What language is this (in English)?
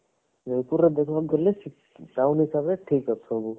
Odia